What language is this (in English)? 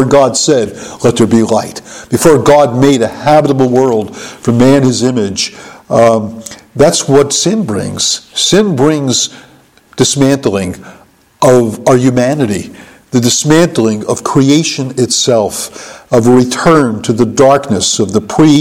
English